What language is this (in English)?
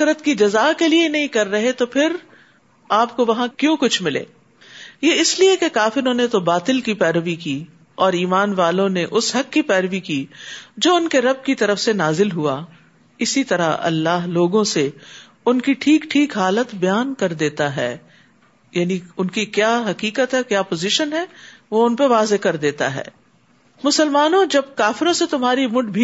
Urdu